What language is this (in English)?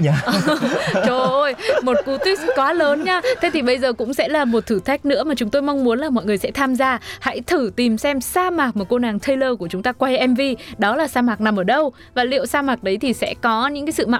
Vietnamese